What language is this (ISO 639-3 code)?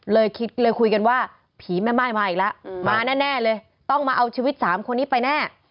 tha